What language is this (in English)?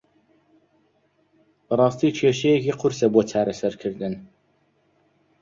Central Kurdish